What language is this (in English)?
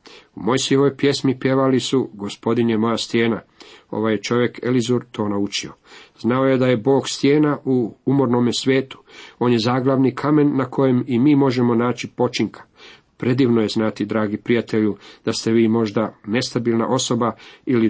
Croatian